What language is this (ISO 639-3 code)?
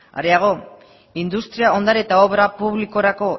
eus